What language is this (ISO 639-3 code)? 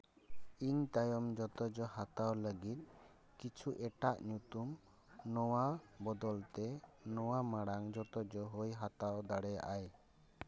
sat